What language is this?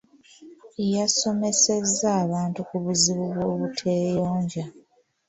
Ganda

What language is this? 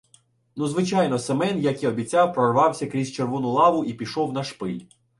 Ukrainian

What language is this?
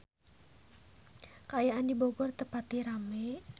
Sundanese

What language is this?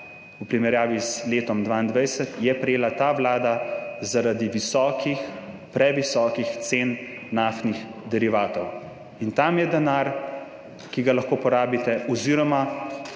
Slovenian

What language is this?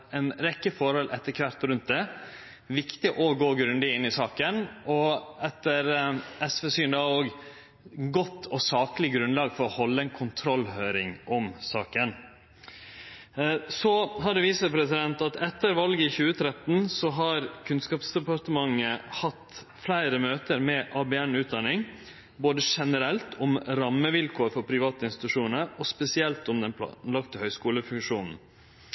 Norwegian Nynorsk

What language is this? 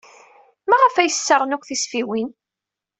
Kabyle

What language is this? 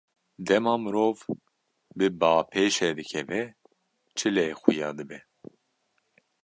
Kurdish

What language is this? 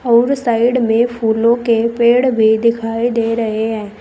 Hindi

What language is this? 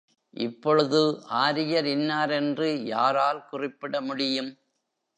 Tamil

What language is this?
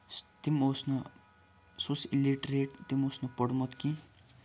Kashmiri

